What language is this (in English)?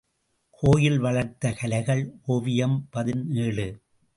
Tamil